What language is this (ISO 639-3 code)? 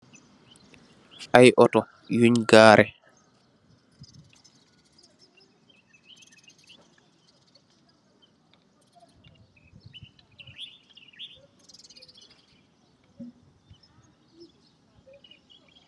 wol